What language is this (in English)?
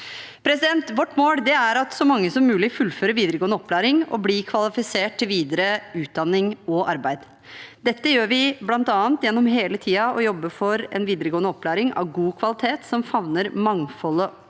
Norwegian